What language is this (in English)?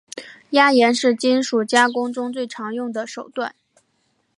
Chinese